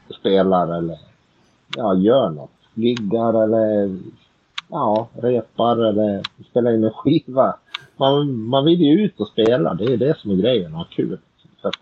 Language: Swedish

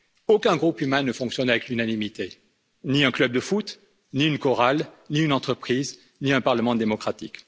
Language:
French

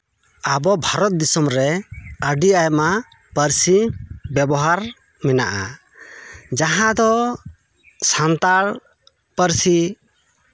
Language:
Santali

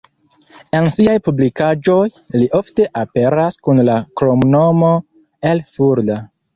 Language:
Esperanto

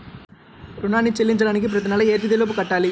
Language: Telugu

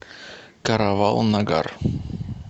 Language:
Russian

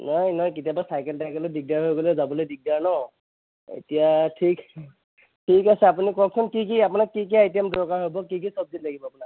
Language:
Assamese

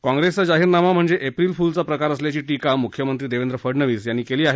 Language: Marathi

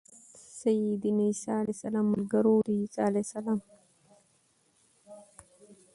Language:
Pashto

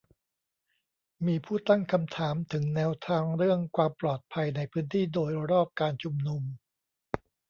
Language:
Thai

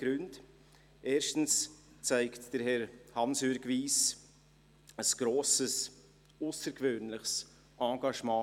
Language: Swiss German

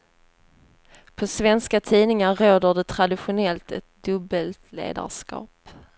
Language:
Swedish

